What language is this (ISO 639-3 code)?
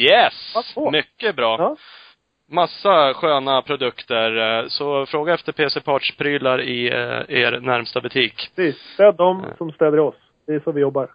swe